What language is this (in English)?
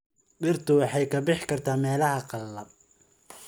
Somali